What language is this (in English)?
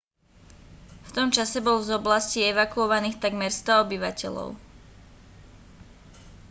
Slovak